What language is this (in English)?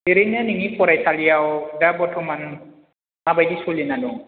Bodo